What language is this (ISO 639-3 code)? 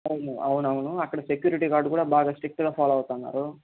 tel